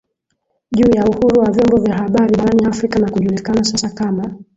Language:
Swahili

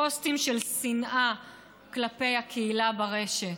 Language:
Hebrew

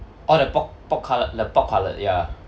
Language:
English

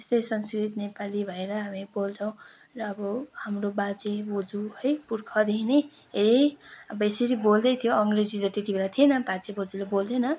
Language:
Nepali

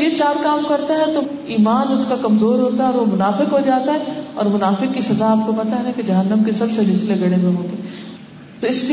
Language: Urdu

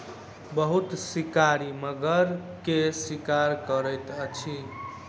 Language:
Maithili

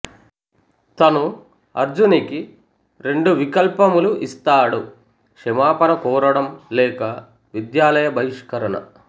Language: Telugu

